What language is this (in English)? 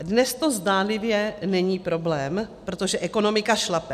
Czech